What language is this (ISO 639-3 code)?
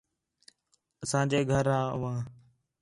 xhe